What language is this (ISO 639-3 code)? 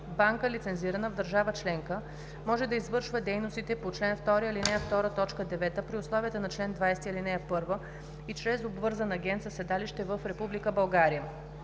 bul